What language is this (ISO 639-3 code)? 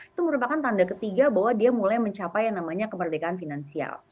ind